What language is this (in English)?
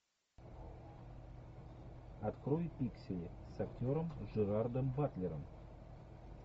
Russian